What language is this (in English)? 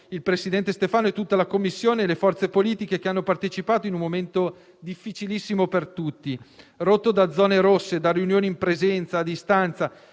Italian